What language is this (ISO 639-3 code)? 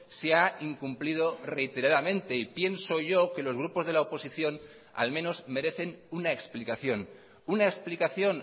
spa